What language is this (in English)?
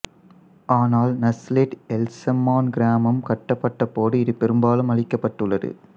Tamil